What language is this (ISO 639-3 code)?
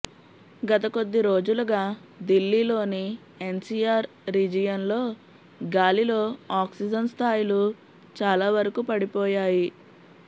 tel